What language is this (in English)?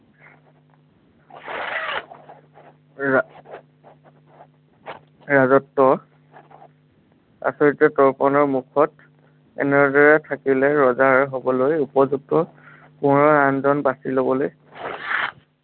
Assamese